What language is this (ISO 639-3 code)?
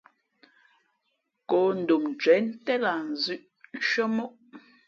fmp